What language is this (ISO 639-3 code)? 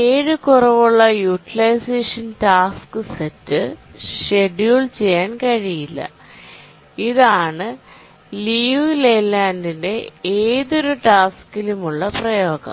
mal